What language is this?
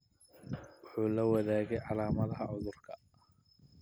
Somali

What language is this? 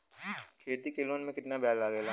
Bhojpuri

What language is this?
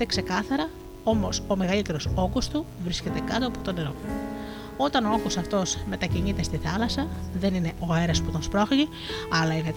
Greek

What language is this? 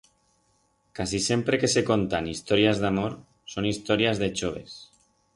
Aragonese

